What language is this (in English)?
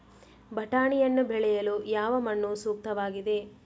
Kannada